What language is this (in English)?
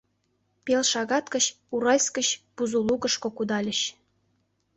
Mari